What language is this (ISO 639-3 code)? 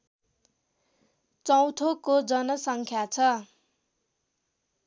nep